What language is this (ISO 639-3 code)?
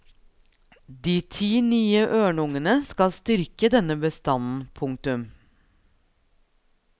nor